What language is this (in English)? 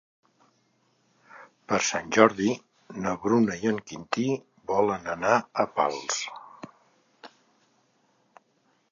Catalan